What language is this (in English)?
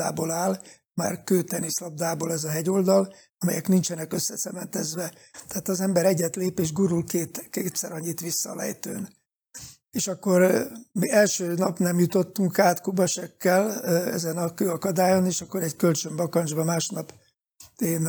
Hungarian